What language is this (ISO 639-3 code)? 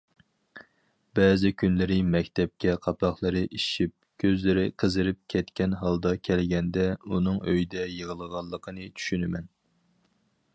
uig